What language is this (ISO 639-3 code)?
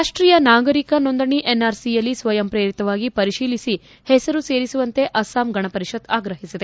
kan